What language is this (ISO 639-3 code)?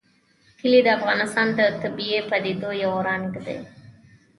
pus